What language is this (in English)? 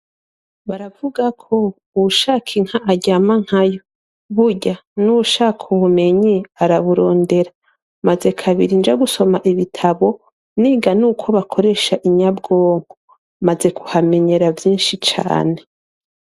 Rundi